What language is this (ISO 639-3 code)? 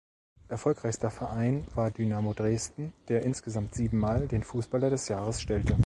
deu